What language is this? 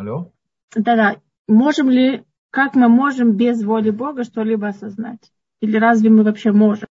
Russian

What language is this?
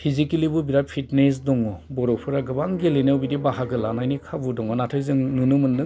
Bodo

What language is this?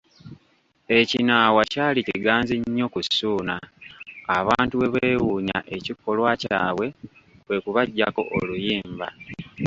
Ganda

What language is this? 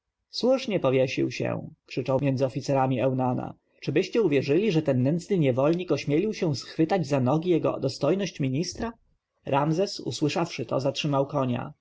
Polish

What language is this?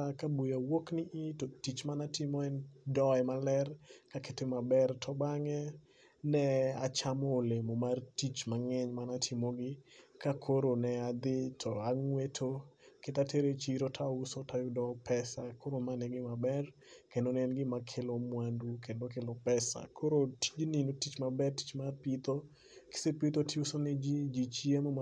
Luo (Kenya and Tanzania)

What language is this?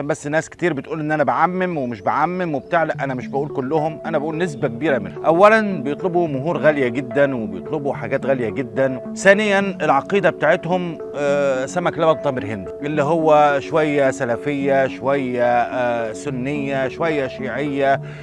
Arabic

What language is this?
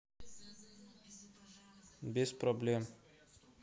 Russian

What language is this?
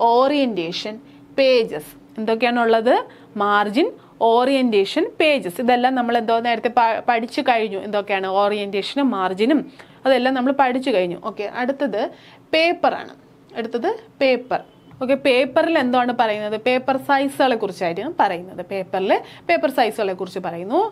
Malayalam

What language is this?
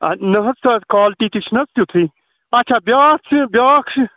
Kashmiri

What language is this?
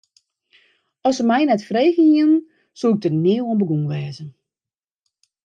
Western Frisian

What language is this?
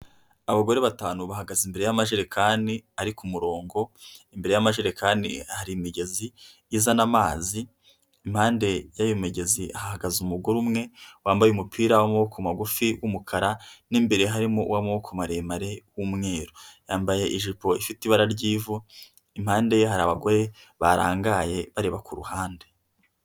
Kinyarwanda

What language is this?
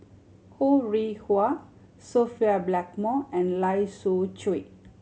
English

